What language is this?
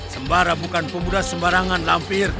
Indonesian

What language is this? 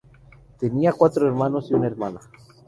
Spanish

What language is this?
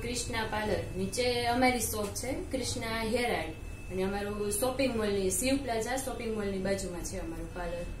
Romanian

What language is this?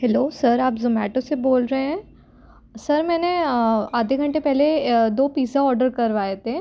Hindi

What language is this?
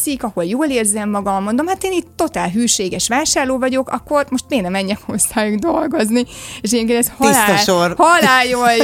Hungarian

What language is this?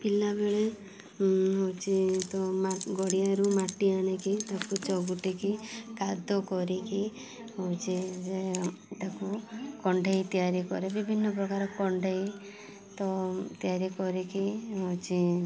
Odia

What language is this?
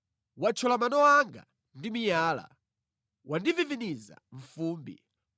Nyanja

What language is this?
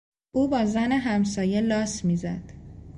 Persian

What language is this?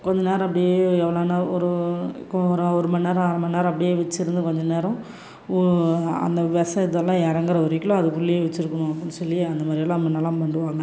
Tamil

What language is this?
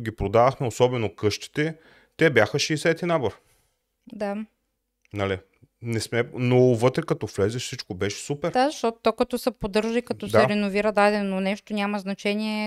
Bulgarian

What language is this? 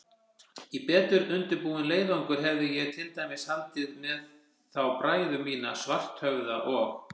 Icelandic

